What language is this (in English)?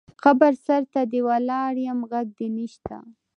Pashto